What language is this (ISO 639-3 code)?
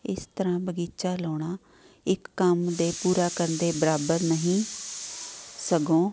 pan